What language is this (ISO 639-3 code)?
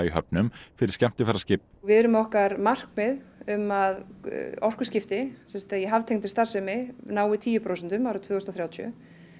isl